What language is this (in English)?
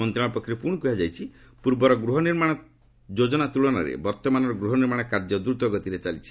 Odia